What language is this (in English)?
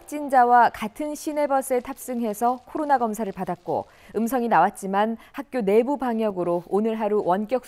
Korean